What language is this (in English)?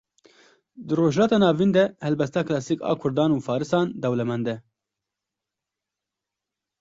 Kurdish